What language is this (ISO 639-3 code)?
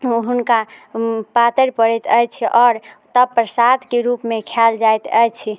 mai